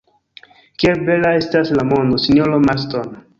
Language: Esperanto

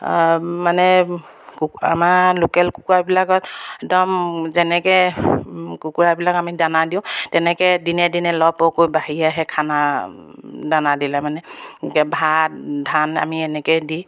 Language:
Assamese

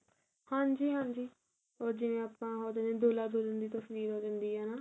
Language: Punjabi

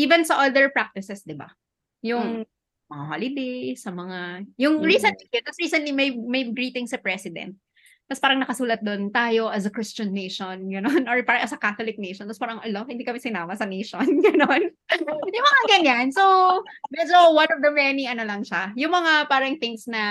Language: Filipino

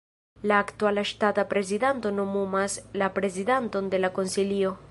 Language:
Esperanto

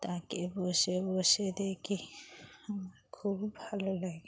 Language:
Bangla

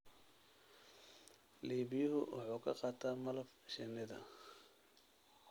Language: Somali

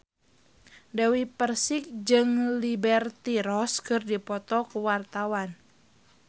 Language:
Sundanese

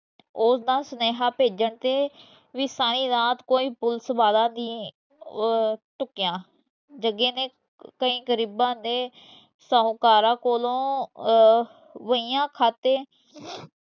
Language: Punjabi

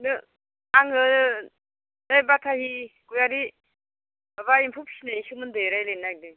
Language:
Bodo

